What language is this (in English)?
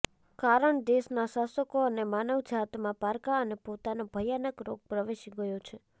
Gujarati